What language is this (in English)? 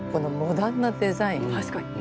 Japanese